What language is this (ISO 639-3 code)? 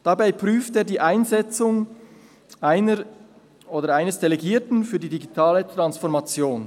gsw